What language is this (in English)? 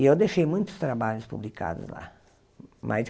Portuguese